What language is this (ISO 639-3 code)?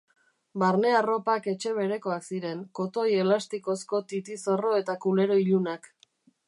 eus